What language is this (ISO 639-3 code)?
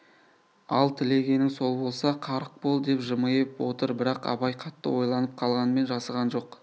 kaz